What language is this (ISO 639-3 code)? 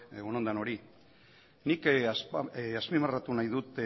eus